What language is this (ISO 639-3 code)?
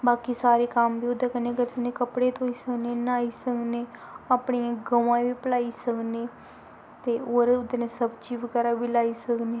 doi